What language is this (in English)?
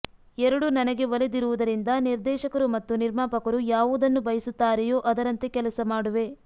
Kannada